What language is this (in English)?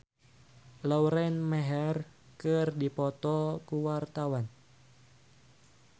Sundanese